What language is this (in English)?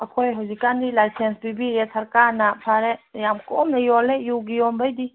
Manipuri